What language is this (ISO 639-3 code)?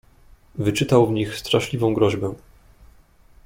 pol